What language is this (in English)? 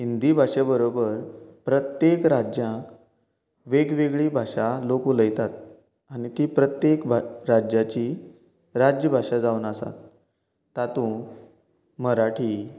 Konkani